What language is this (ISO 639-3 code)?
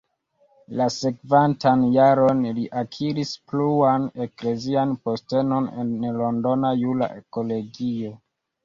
epo